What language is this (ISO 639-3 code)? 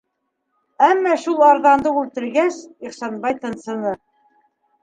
bak